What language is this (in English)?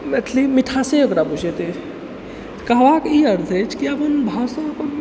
Maithili